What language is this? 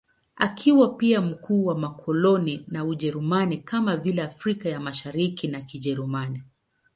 Swahili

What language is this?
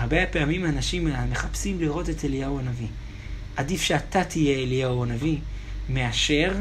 Hebrew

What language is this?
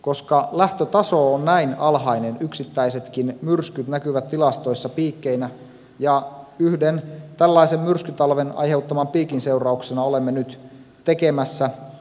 Finnish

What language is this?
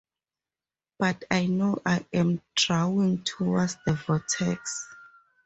English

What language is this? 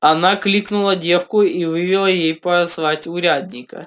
Russian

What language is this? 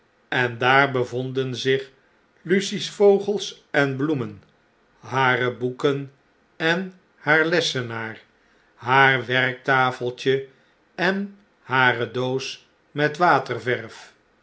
Dutch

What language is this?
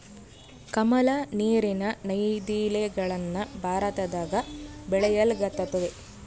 Kannada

